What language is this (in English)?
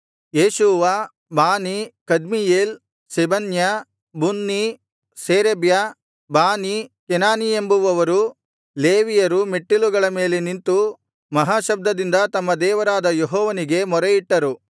Kannada